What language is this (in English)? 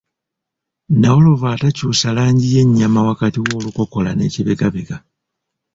Ganda